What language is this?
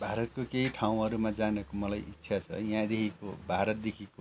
Nepali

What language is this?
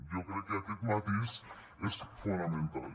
Catalan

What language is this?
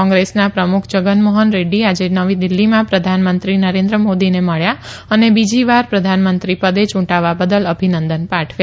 Gujarati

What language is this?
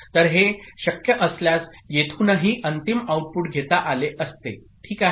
Marathi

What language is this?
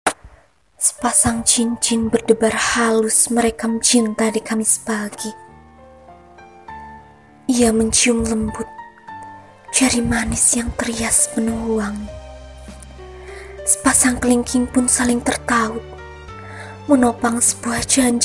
Malay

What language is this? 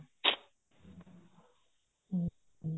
Punjabi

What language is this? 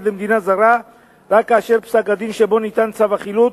Hebrew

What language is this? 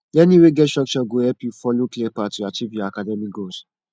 Nigerian Pidgin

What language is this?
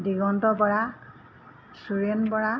Assamese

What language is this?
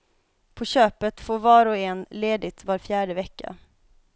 Swedish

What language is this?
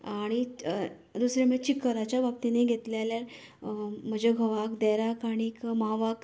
Konkani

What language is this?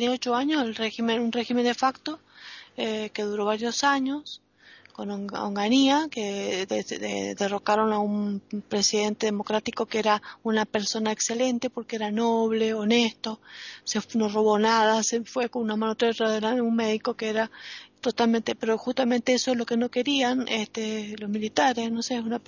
Spanish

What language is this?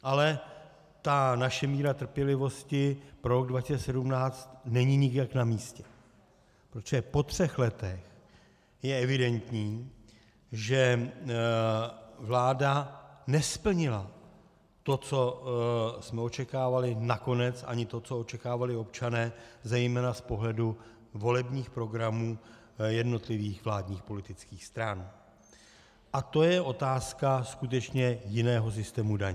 Czech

